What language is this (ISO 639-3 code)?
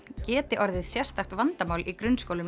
isl